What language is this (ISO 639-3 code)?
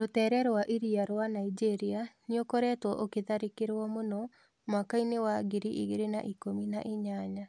kik